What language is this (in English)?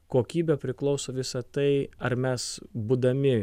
Lithuanian